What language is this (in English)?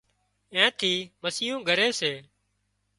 Wadiyara Koli